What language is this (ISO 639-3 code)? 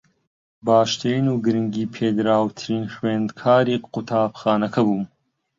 ckb